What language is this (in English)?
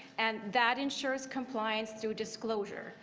English